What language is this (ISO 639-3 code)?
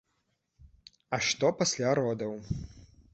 bel